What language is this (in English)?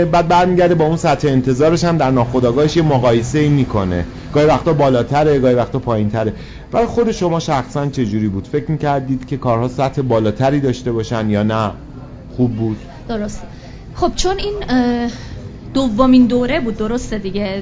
Persian